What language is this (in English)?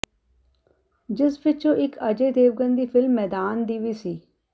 Punjabi